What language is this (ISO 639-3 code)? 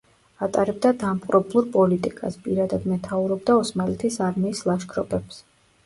kat